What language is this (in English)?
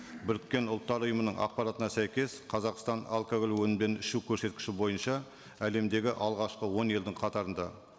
Kazakh